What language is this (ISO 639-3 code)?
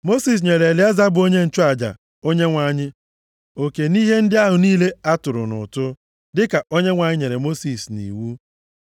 ibo